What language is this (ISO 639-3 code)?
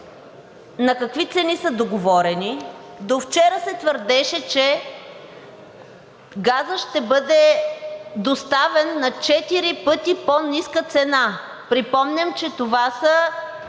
bul